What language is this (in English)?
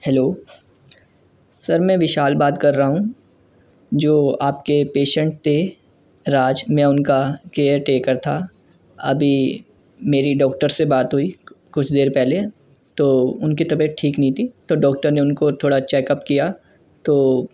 Urdu